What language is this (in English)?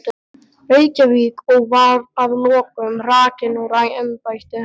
Icelandic